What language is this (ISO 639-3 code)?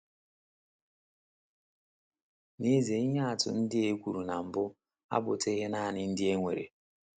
ibo